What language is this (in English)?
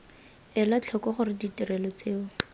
Tswana